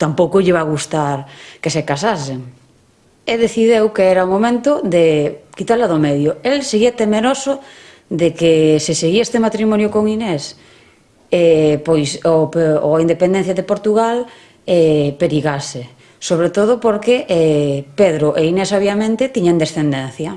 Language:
Spanish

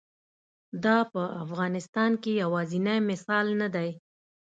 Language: Pashto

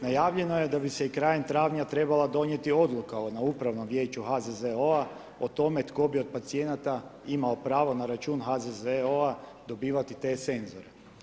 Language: Croatian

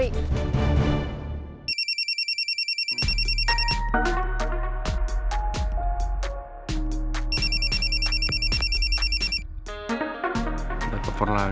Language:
Indonesian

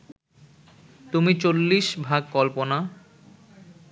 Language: Bangla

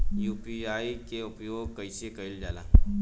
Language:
Bhojpuri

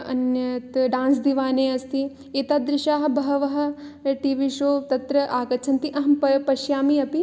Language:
Sanskrit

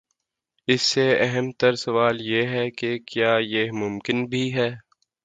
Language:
Urdu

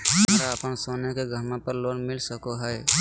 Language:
Magahi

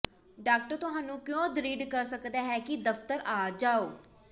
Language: Punjabi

